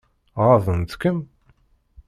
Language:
Kabyle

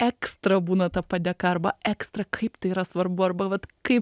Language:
Lithuanian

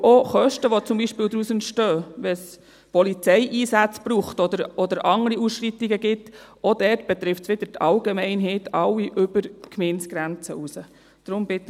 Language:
Swiss German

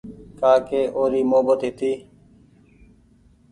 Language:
Goaria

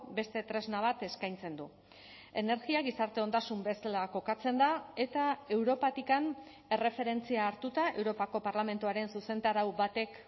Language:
Basque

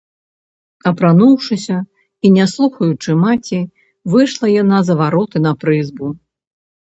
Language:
Belarusian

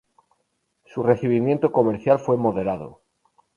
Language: Spanish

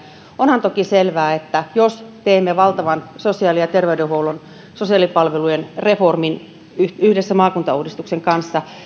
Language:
Finnish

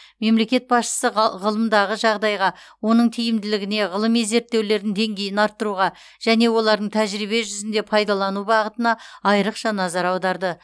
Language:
Kazakh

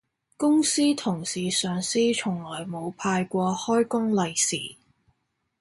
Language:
Cantonese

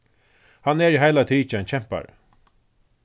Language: Faroese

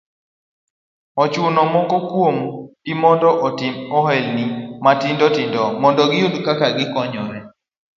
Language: Luo (Kenya and Tanzania)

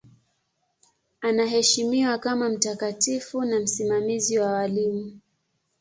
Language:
Swahili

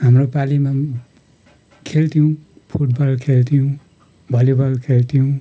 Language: Nepali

